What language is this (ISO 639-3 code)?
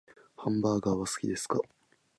jpn